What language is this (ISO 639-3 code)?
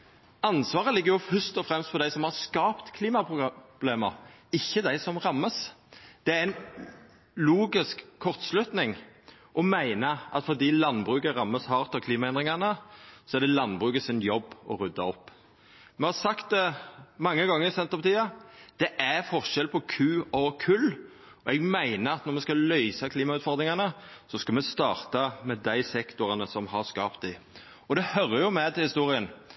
nno